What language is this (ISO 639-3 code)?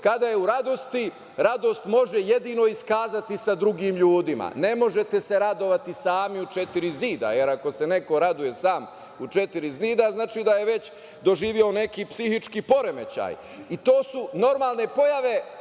srp